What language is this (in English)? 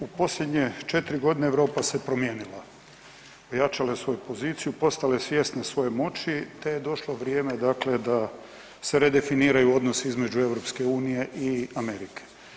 Croatian